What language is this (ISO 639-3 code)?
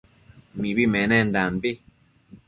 mcf